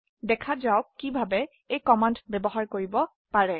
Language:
Assamese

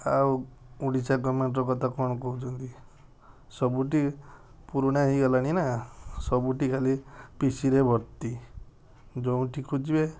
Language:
Odia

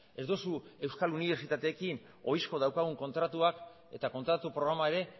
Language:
Basque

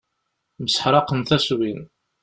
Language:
Kabyle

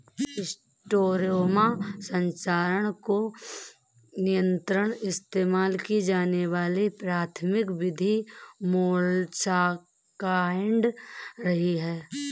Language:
Hindi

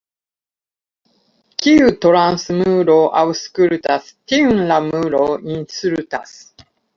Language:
Esperanto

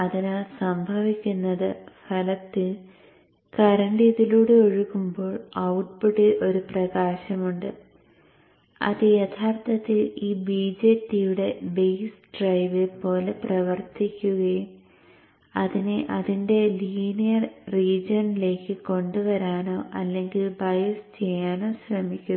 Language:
Malayalam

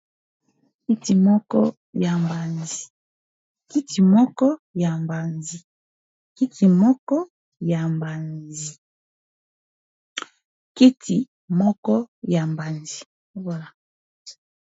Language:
Lingala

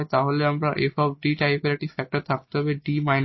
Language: Bangla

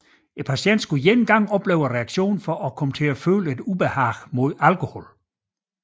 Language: Danish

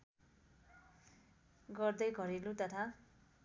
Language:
Nepali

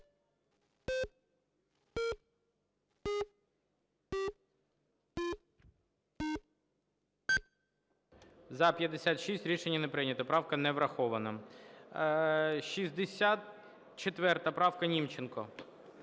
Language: Ukrainian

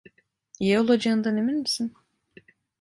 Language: Turkish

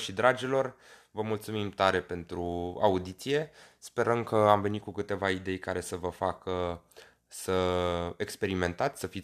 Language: Romanian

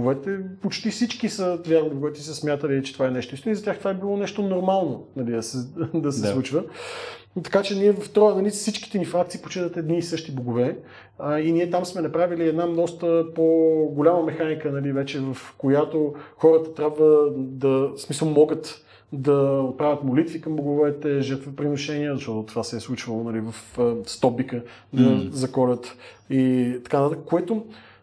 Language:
Bulgarian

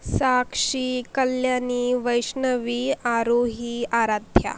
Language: Marathi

